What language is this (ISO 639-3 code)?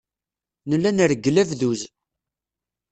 kab